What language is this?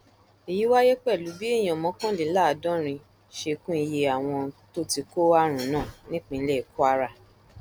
Yoruba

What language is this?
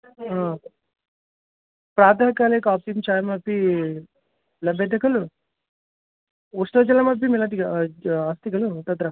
Sanskrit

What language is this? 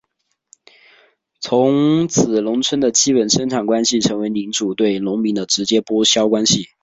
Chinese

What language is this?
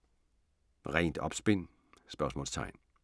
Danish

